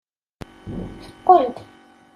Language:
Kabyle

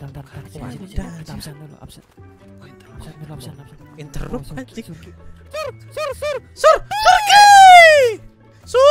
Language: Indonesian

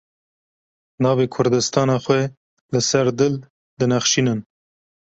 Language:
Kurdish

